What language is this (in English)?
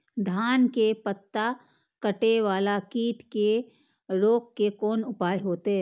Maithili